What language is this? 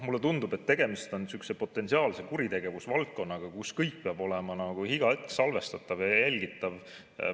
Estonian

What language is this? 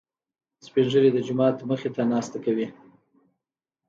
Pashto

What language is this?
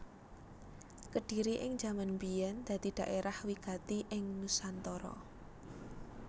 Javanese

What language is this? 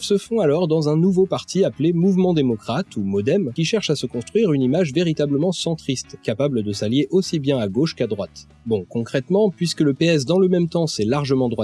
French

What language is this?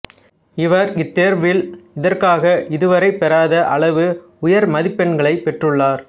Tamil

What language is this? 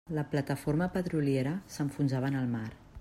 Catalan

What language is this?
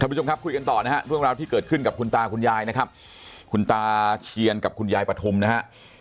Thai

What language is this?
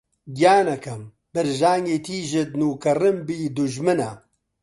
Central Kurdish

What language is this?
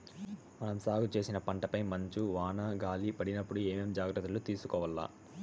Telugu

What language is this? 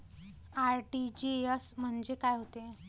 Marathi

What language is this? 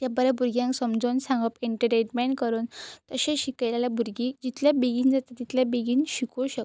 Konkani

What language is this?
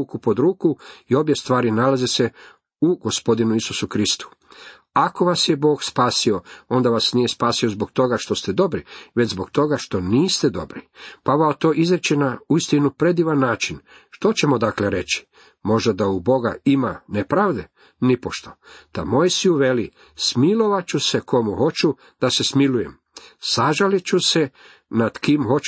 Croatian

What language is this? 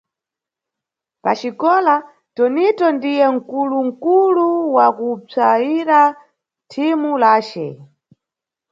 Nyungwe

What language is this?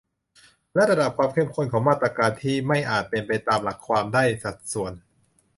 Thai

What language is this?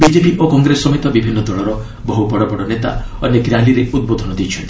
Odia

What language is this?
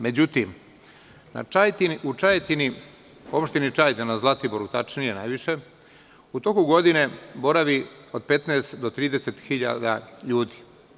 Serbian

